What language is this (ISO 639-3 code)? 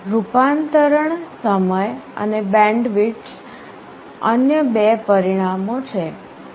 guj